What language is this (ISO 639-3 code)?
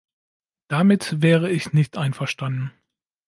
deu